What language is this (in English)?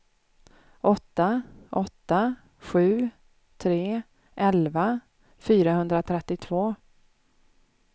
Swedish